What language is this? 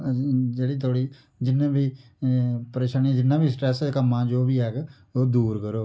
Dogri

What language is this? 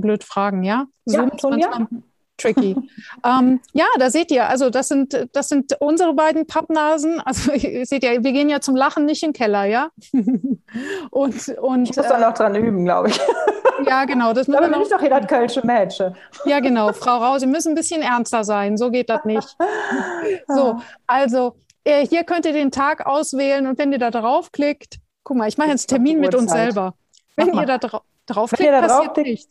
German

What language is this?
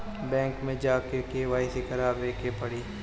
Bhojpuri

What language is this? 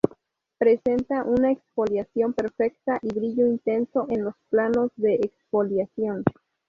Spanish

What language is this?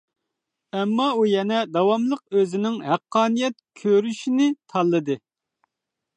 Uyghur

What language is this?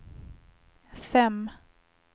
Swedish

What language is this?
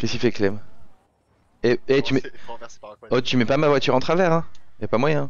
French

